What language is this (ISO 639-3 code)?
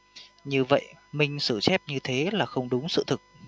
vie